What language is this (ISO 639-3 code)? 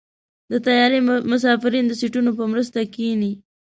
pus